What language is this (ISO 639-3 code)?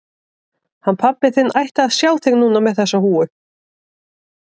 isl